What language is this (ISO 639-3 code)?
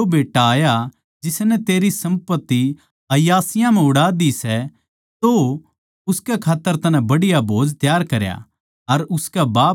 bgc